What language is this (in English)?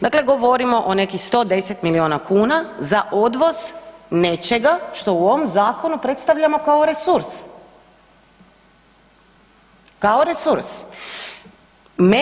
Croatian